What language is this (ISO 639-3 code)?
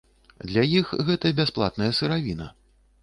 bel